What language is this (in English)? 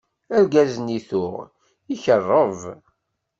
Kabyle